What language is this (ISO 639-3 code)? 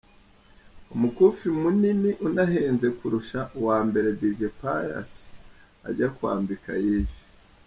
kin